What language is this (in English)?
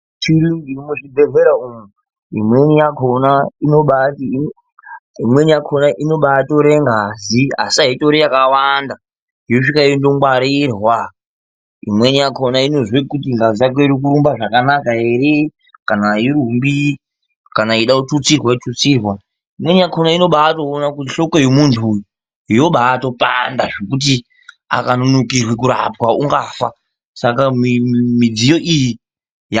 Ndau